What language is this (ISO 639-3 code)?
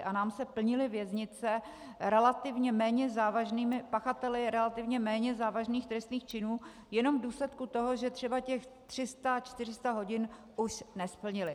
ces